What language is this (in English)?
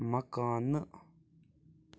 Kashmiri